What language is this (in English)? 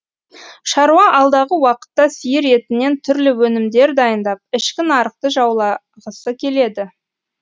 Kazakh